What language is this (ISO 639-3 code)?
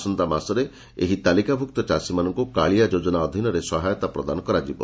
ori